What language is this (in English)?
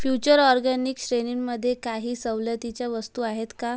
Marathi